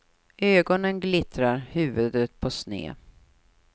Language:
Swedish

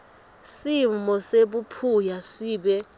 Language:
Swati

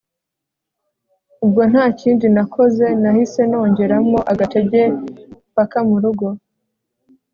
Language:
Kinyarwanda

